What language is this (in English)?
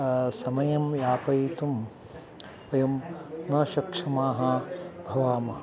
Sanskrit